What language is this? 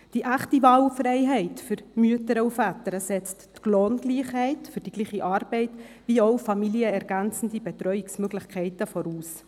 Swiss German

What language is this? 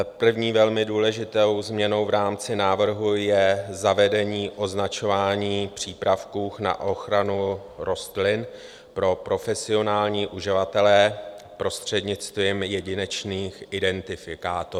Czech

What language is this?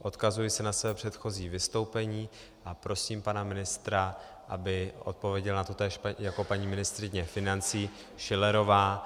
Czech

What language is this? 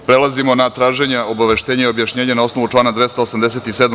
Serbian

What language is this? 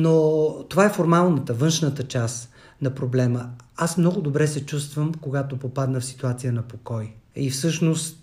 Bulgarian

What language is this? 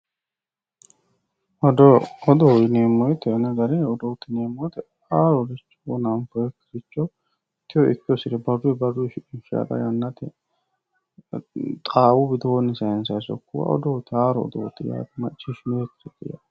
Sidamo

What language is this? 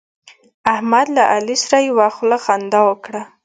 Pashto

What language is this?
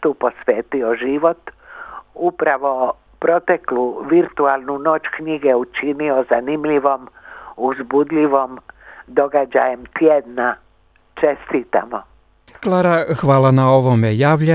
Croatian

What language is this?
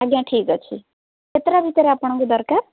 Odia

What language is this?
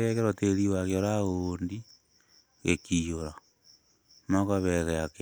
Kikuyu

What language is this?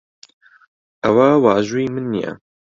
Central Kurdish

